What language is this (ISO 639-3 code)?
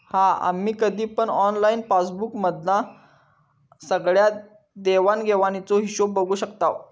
mar